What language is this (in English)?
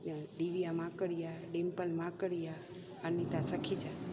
Sindhi